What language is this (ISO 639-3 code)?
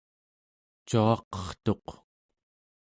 esu